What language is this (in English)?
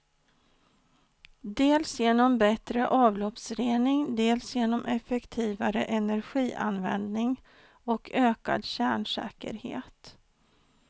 Swedish